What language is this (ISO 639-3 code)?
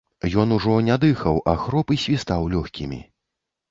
bel